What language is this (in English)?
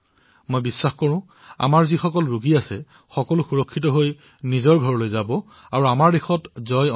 Assamese